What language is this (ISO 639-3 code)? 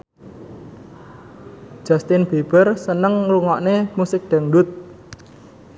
jav